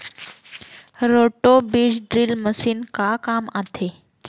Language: Chhattisgarhi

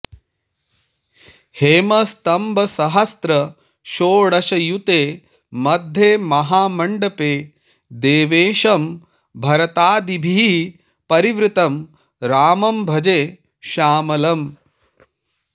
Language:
Sanskrit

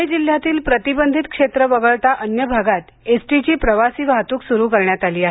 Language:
Marathi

